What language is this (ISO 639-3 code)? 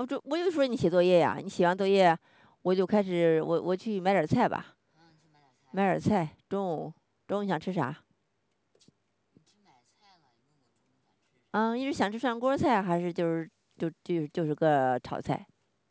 zho